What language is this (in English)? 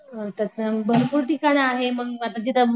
Marathi